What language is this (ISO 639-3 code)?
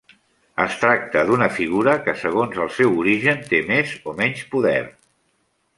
cat